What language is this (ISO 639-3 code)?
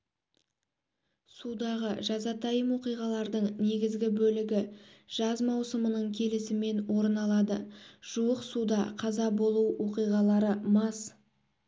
kaz